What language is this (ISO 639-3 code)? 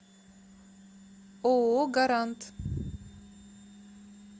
rus